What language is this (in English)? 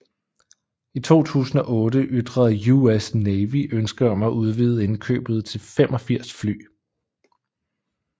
Danish